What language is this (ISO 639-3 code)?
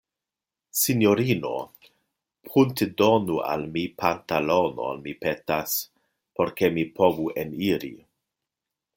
epo